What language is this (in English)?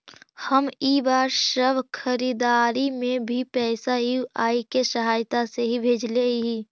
Magahi